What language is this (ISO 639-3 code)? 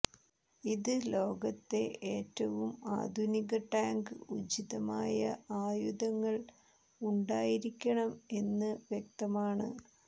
mal